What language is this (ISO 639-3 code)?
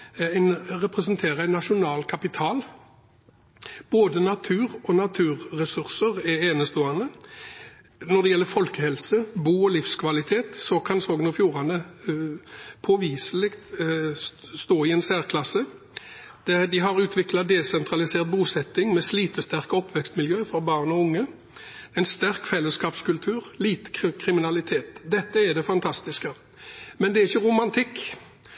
nob